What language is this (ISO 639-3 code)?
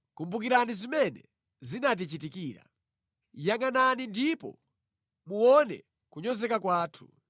nya